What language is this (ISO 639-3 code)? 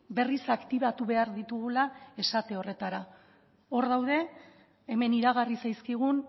eus